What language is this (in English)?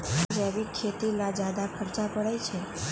Magahi